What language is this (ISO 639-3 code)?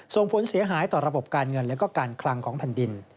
tha